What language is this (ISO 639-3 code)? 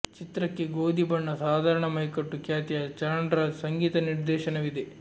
kan